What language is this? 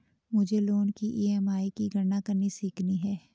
Hindi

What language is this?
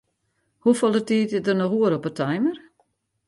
Western Frisian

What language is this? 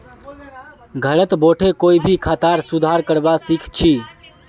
Magahi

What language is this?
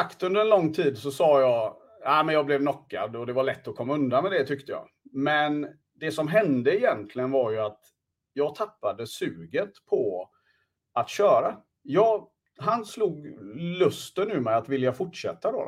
Swedish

